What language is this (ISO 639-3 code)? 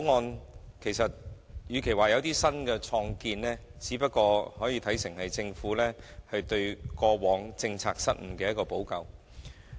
yue